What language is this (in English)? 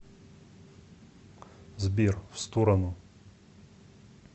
Russian